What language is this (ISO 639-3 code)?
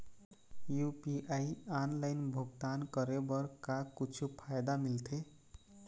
hne